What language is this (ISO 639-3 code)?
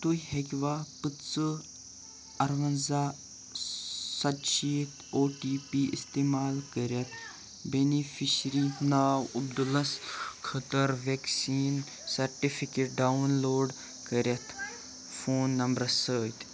kas